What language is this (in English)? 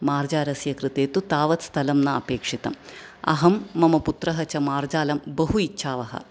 Sanskrit